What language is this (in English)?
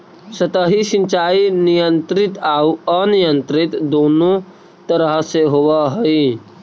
Magahi